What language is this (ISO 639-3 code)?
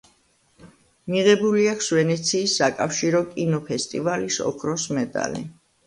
kat